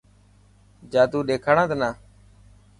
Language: Dhatki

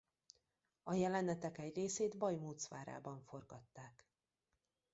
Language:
Hungarian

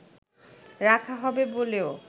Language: Bangla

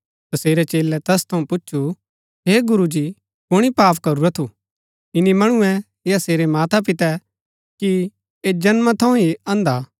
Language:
Gaddi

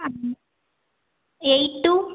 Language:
Tamil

